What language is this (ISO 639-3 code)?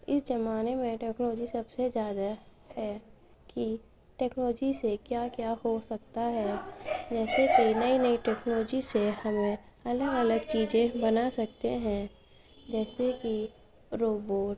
urd